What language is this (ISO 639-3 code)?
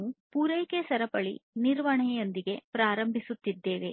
kan